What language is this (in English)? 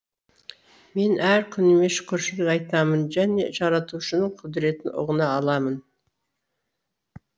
Kazakh